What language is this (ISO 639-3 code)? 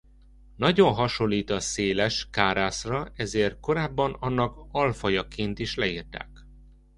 hun